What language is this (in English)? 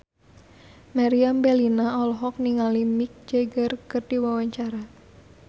Sundanese